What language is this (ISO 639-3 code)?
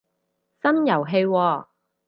yue